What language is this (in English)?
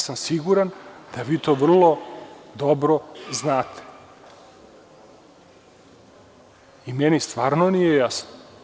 Serbian